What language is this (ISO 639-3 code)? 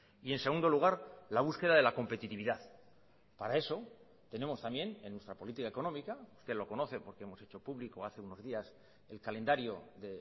spa